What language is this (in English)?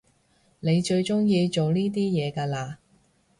Cantonese